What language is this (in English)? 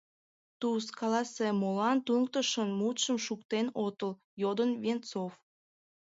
Mari